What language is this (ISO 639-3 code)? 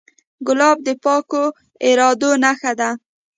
pus